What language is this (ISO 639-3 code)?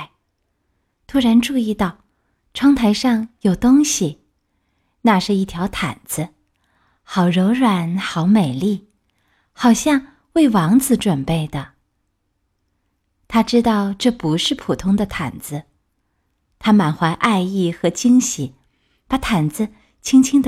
zho